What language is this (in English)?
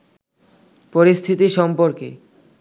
Bangla